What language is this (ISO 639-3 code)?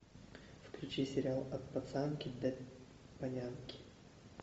rus